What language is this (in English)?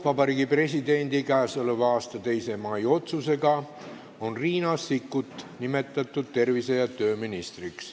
Estonian